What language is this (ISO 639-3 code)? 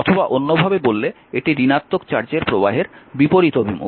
ben